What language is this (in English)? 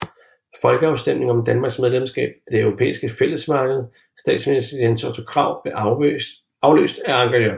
Danish